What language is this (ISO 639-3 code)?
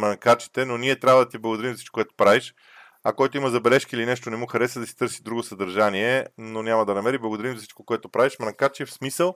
bul